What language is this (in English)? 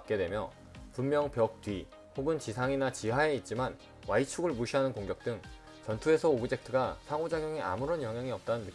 Korean